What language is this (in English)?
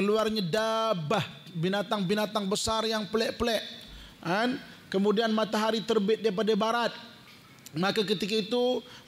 Malay